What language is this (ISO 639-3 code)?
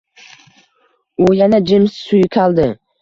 uzb